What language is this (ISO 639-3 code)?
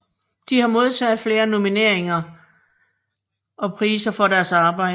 dan